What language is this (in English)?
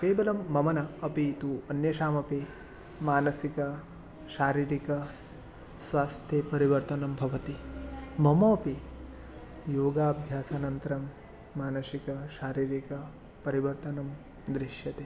Sanskrit